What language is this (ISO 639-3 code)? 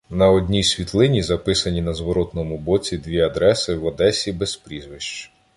ukr